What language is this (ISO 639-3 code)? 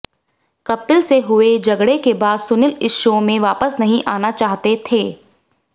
hin